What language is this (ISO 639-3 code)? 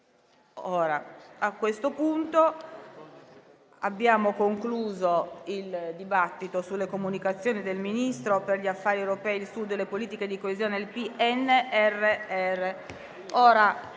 ita